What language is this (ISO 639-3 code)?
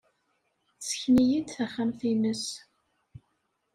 kab